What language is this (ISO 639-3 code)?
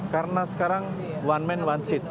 ind